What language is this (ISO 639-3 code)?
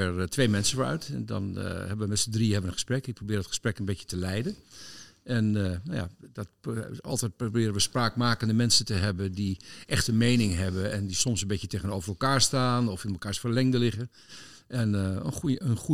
nld